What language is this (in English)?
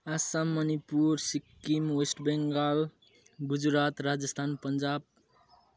Nepali